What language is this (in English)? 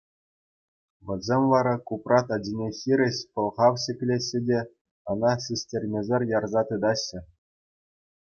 Chuvash